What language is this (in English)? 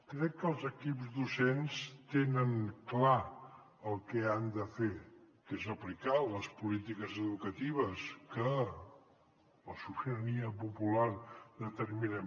Catalan